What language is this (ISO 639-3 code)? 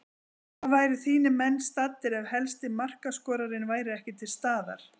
isl